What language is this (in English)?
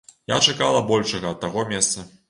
Belarusian